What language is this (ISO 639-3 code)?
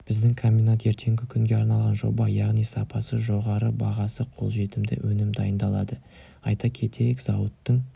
kaz